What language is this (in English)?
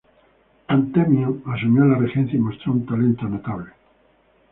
Spanish